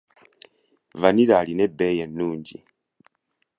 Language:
Ganda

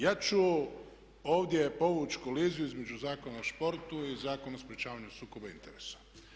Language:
Croatian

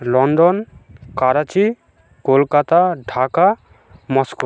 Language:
Bangla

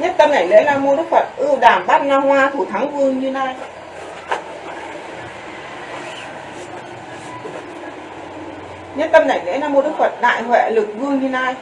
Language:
Vietnamese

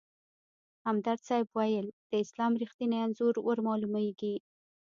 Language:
Pashto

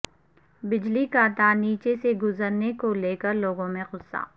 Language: Urdu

